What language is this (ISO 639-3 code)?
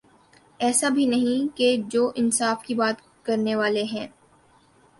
urd